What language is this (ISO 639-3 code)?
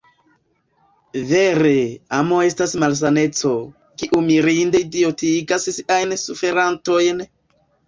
epo